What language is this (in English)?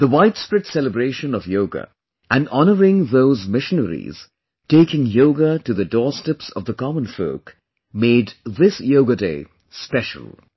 English